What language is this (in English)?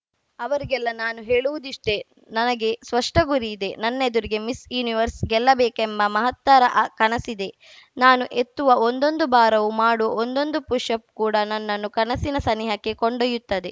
Kannada